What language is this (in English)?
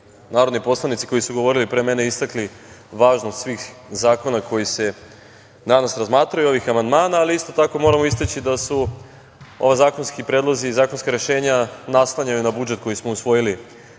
Serbian